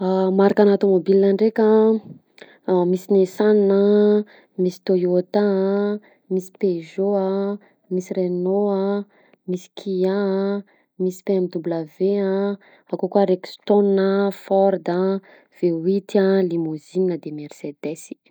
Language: Southern Betsimisaraka Malagasy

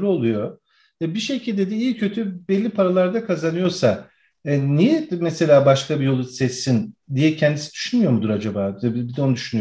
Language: Turkish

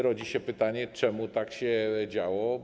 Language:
Polish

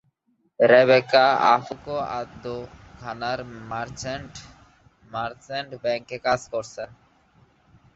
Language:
Bangla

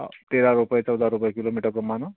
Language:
Marathi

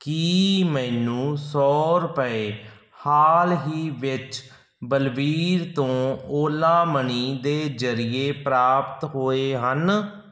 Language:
Punjabi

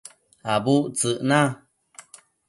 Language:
Matsés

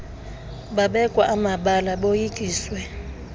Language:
Xhosa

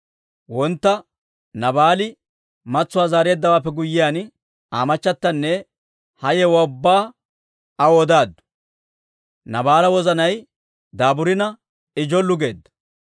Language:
Dawro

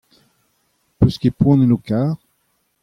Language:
Breton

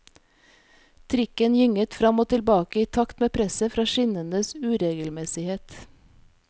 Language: Norwegian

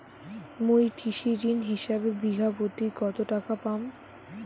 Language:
Bangla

